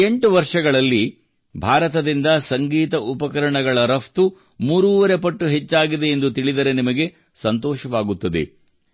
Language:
Kannada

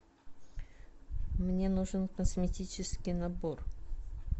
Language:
Russian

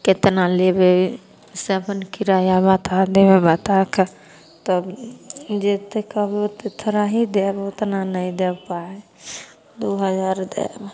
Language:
Maithili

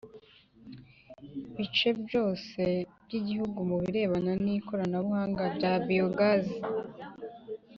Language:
Kinyarwanda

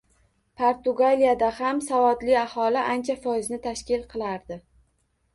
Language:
Uzbek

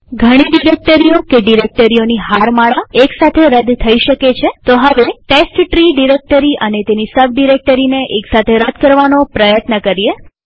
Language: Gujarati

